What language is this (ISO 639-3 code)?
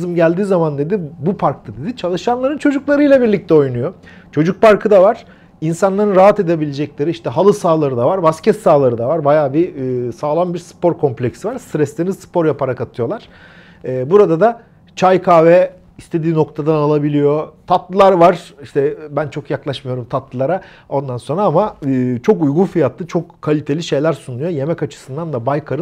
tur